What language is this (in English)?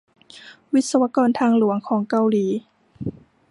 Thai